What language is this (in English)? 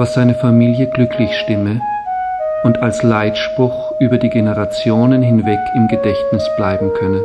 German